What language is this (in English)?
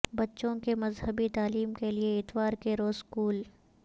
Urdu